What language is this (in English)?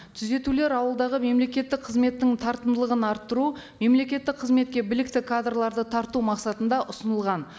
Kazakh